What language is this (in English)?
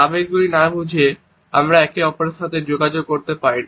Bangla